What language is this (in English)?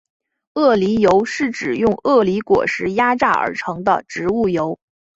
Chinese